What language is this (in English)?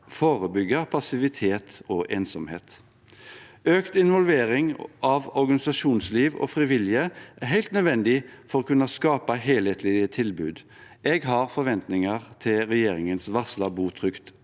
Norwegian